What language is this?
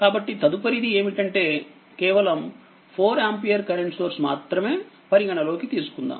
Telugu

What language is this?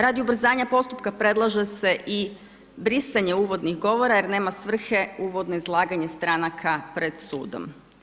Croatian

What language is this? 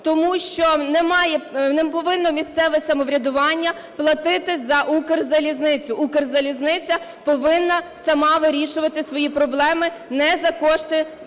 Ukrainian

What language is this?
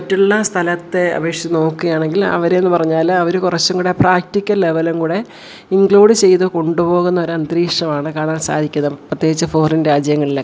Malayalam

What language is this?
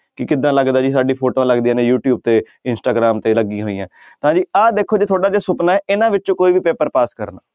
Punjabi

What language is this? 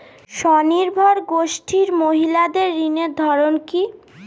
Bangla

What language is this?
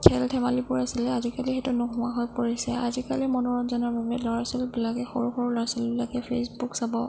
Assamese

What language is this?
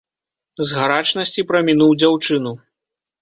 Belarusian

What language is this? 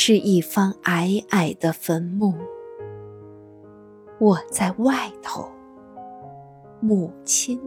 Chinese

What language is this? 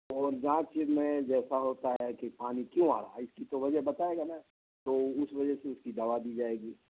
Urdu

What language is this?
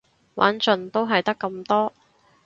Cantonese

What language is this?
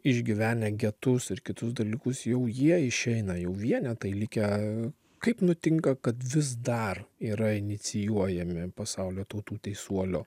Lithuanian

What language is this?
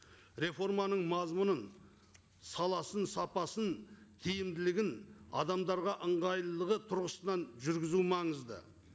Kazakh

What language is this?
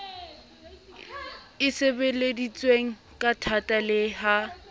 Southern Sotho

